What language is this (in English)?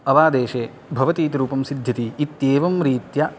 Sanskrit